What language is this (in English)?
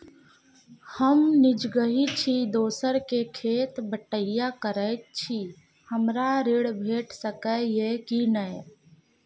Maithili